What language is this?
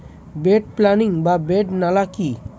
Bangla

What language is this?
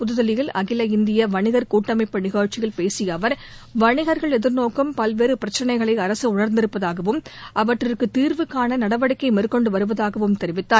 Tamil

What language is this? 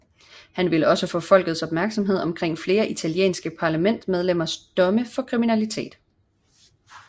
Danish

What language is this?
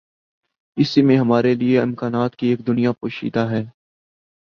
Urdu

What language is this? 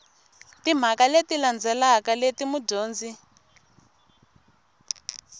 Tsonga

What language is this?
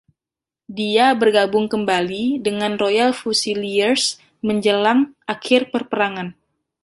Indonesian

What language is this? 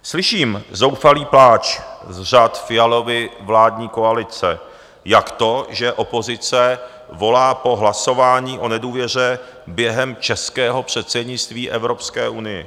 Czech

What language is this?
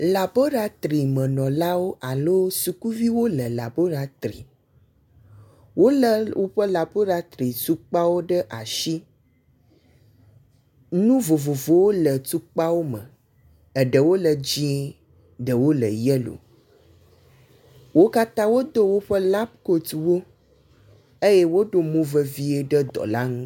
Ewe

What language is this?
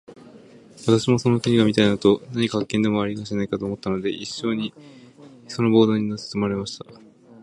Japanese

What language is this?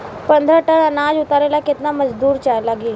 Bhojpuri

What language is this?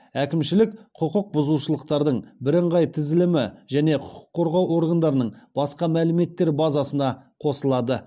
Kazakh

